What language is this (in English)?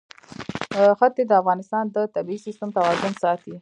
Pashto